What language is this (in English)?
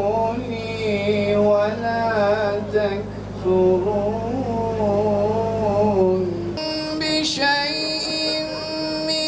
Turkish